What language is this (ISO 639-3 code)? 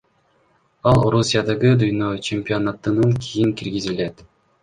kir